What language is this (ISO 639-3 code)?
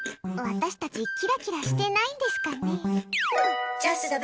jpn